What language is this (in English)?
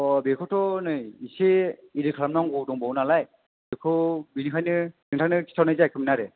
Bodo